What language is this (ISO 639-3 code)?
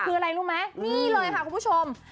tha